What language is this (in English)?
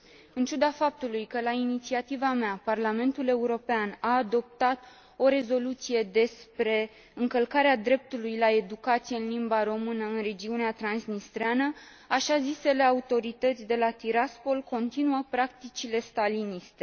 Romanian